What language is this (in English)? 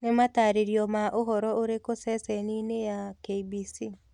Kikuyu